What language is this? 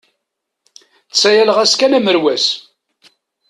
Kabyle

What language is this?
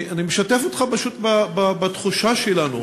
Hebrew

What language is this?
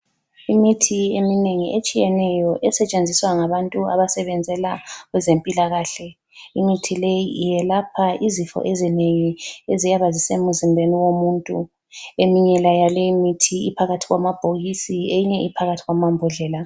North Ndebele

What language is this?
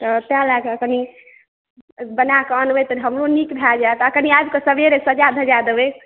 Maithili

